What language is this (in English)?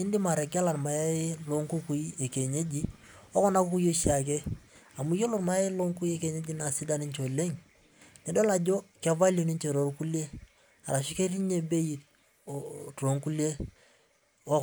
Masai